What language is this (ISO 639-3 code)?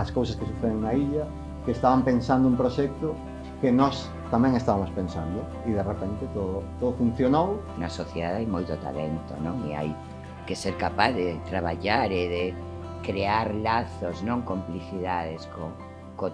spa